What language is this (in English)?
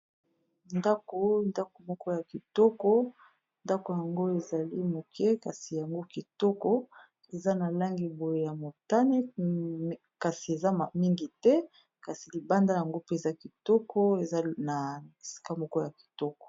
Lingala